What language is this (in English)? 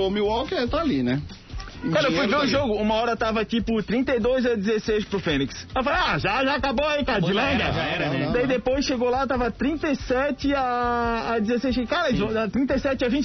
Portuguese